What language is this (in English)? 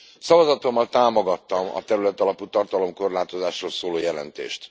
Hungarian